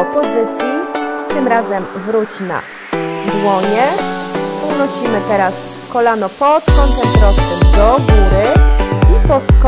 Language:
Polish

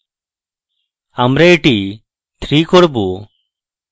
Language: Bangla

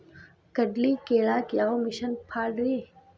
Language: Kannada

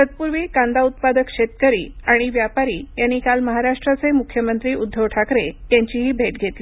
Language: Marathi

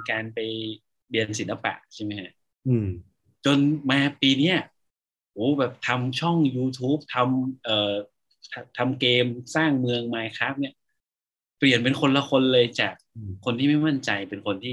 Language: Thai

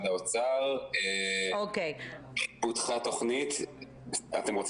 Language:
Hebrew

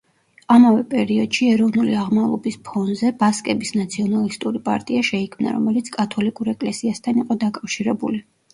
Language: Georgian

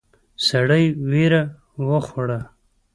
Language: Pashto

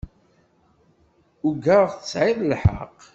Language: Kabyle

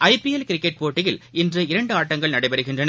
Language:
Tamil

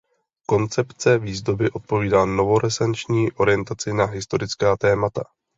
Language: Czech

